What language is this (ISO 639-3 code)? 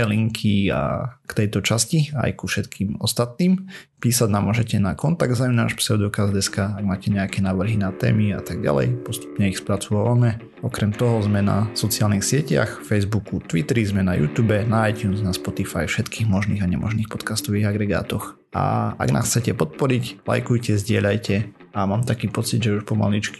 slk